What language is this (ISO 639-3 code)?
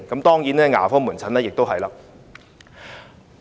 yue